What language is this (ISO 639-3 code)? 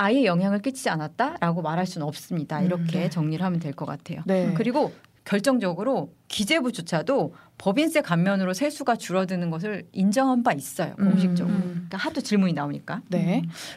kor